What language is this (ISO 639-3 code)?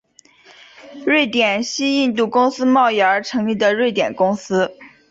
zho